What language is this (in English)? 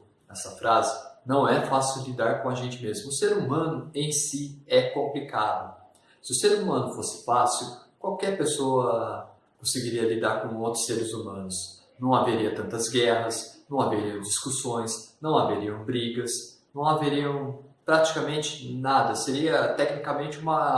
Portuguese